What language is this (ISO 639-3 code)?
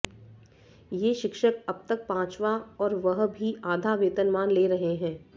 hin